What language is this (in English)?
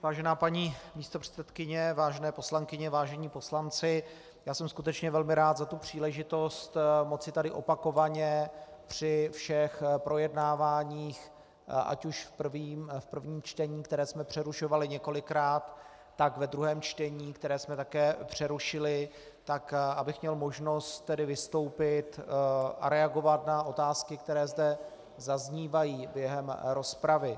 Czech